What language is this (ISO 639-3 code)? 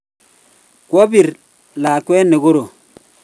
kln